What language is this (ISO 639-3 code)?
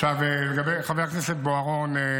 heb